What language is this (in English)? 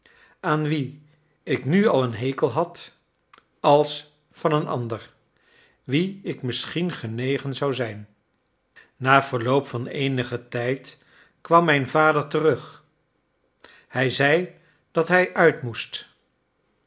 Dutch